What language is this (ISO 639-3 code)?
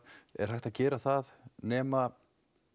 isl